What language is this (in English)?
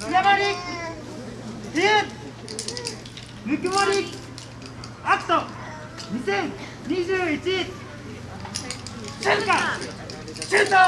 Japanese